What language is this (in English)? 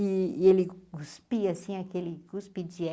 Portuguese